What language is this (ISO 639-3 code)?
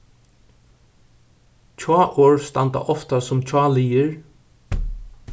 fao